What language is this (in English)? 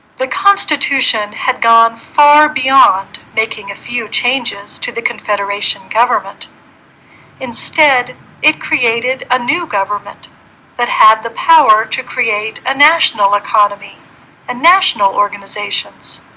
English